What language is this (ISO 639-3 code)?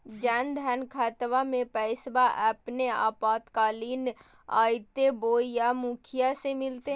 mag